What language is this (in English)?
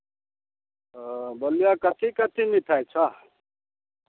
Maithili